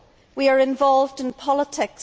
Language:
English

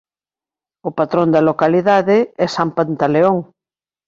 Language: Galician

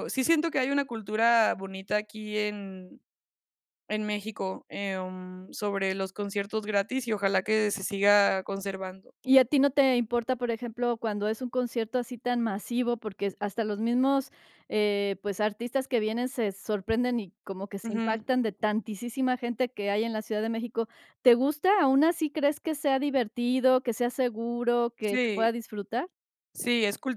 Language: Spanish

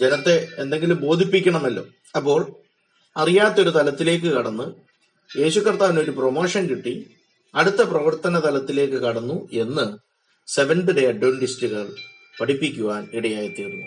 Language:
Malayalam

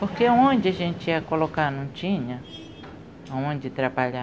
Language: Portuguese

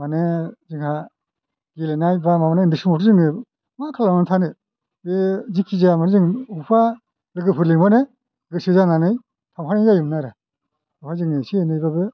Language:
Bodo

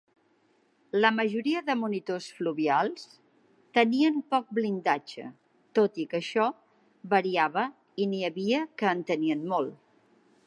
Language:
Catalan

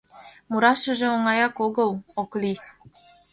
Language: Mari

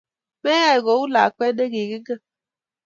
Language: Kalenjin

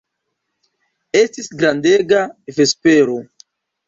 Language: Esperanto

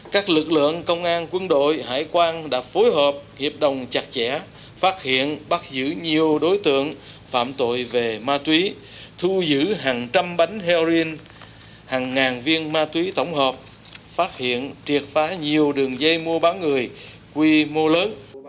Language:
Vietnamese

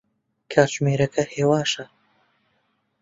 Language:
Central Kurdish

